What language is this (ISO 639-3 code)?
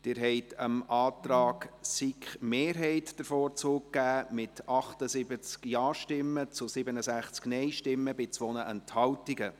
gsw